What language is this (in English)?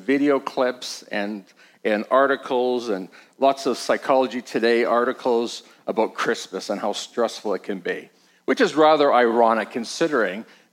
English